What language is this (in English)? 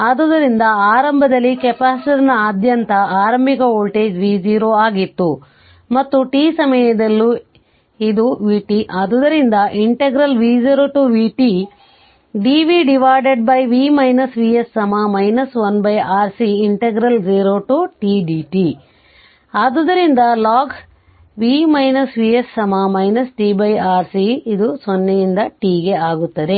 Kannada